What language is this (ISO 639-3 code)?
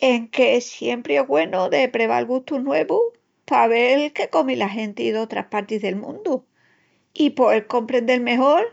ext